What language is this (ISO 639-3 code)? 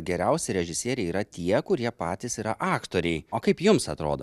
lit